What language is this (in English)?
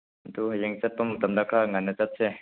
Manipuri